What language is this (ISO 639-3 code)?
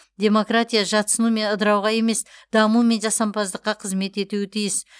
kaz